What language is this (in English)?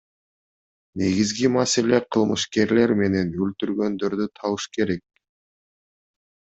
Kyrgyz